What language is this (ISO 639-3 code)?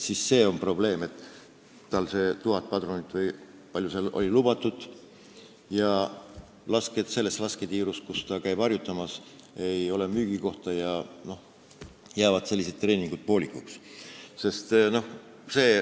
est